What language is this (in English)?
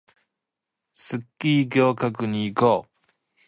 Japanese